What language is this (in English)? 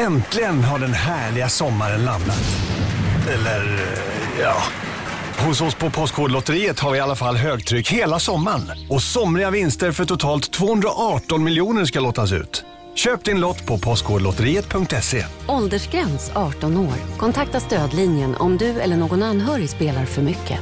Swedish